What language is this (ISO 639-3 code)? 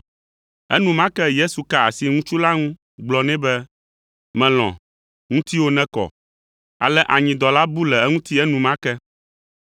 ewe